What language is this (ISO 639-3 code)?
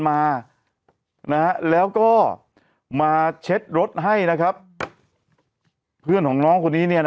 tha